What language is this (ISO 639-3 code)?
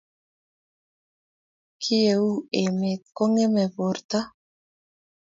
kln